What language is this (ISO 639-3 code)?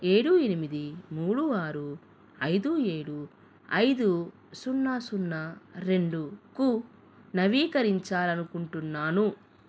tel